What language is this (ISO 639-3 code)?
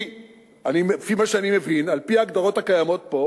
heb